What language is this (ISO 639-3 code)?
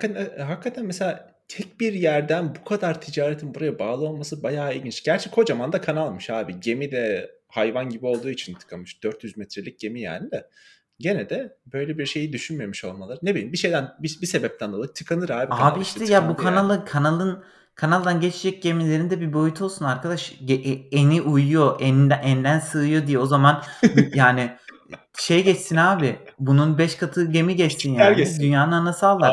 tur